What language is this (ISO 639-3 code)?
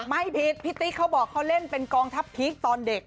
tha